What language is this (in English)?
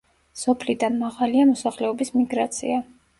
Georgian